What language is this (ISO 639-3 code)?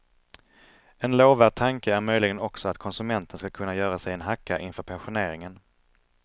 swe